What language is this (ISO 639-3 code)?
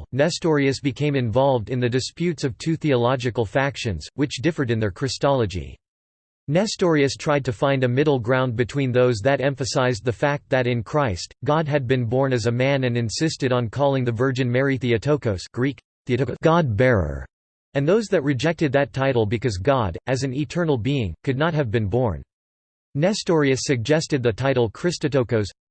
eng